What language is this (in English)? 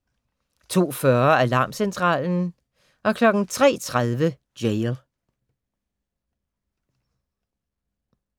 Danish